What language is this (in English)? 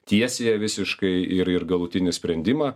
Lithuanian